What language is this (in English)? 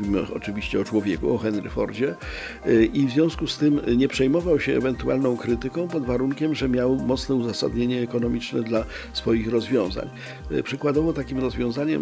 Polish